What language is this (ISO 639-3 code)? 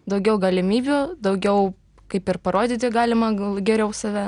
lit